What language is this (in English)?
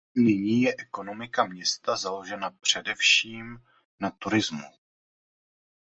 Czech